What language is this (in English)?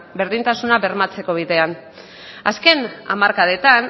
Basque